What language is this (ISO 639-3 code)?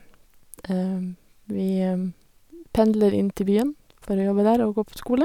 nor